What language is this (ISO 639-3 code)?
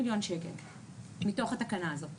heb